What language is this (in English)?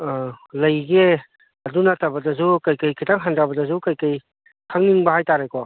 Manipuri